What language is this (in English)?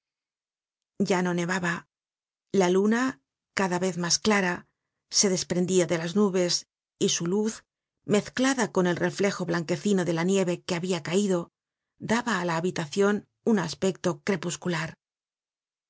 Spanish